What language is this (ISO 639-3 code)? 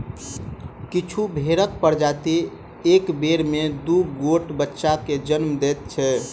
mai